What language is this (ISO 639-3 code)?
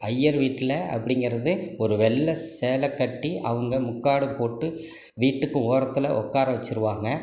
tam